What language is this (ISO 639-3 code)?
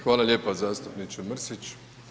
hrv